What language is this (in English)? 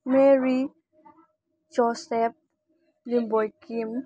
Manipuri